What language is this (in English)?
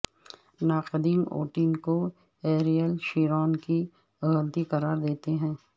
Urdu